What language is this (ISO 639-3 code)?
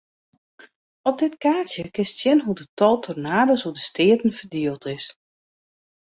fry